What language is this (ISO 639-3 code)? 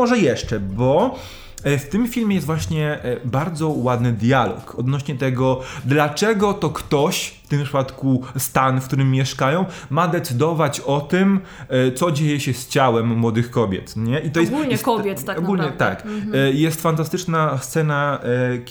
pol